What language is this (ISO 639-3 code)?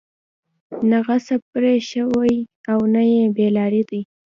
pus